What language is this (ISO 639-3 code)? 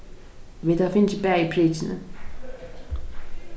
fao